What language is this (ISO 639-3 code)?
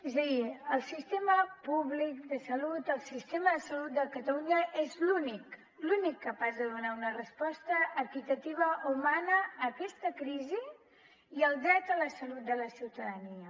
cat